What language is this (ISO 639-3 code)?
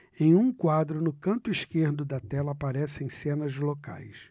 por